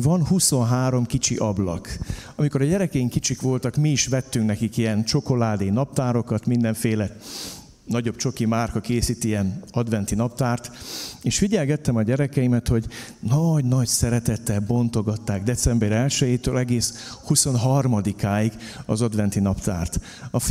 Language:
Hungarian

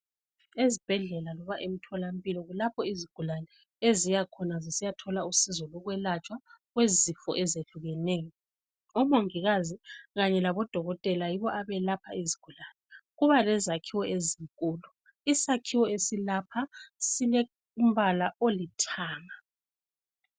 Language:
North Ndebele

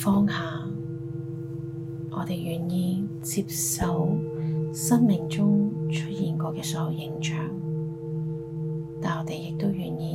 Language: Chinese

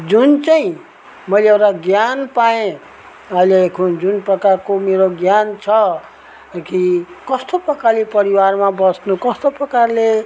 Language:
Nepali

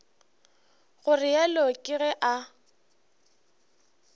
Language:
Northern Sotho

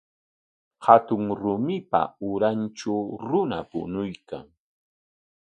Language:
Corongo Ancash Quechua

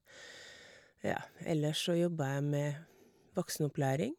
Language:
Norwegian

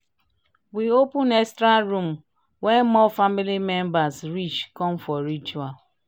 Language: Nigerian Pidgin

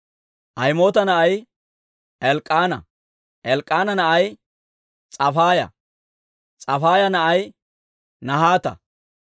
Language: Dawro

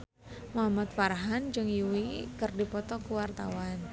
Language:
Sundanese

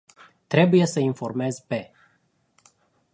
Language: Romanian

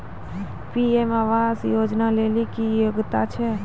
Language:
Maithili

